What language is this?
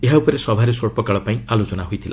Odia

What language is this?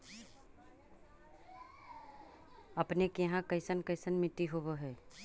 Magahi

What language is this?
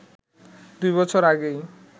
Bangla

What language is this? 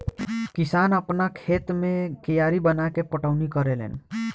Bhojpuri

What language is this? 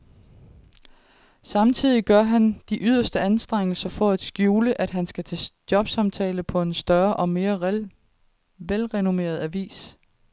Danish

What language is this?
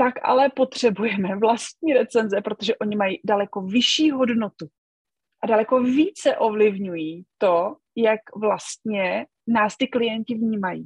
Czech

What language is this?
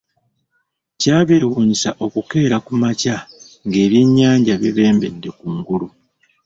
Ganda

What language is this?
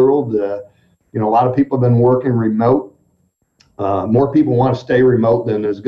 English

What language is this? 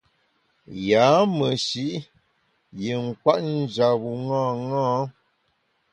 Bamun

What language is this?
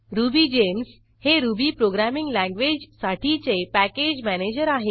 Marathi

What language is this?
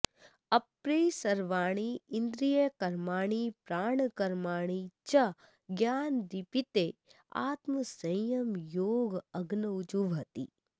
Sanskrit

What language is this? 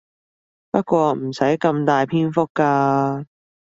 Cantonese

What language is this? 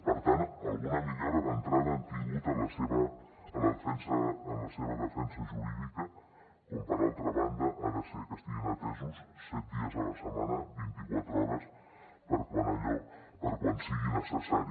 Catalan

